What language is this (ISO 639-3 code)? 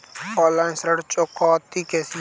hin